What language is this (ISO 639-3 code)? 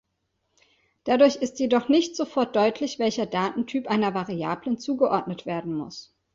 deu